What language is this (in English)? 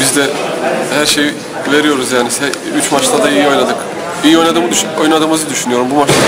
Turkish